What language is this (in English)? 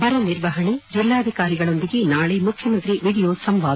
Kannada